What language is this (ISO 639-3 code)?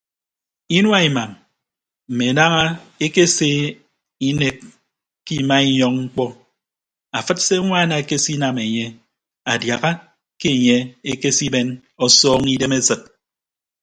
ibb